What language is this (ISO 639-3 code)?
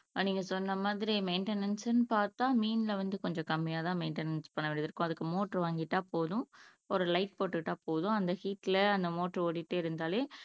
tam